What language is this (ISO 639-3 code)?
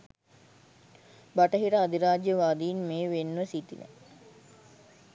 sin